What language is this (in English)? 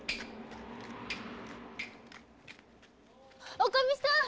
Japanese